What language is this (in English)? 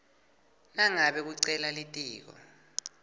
Swati